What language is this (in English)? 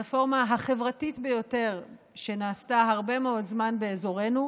Hebrew